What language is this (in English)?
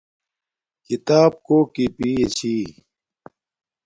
Domaaki